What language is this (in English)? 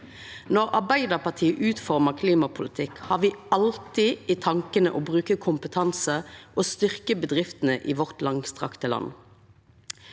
Norwegian